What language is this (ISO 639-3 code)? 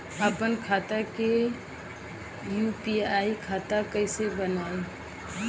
bho